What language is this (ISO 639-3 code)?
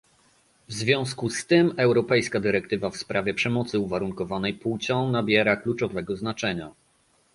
pol